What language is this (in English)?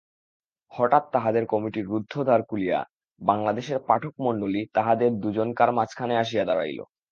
Bangla